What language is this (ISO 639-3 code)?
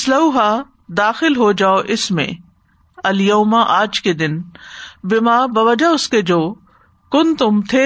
urd